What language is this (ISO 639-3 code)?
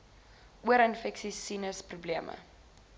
afr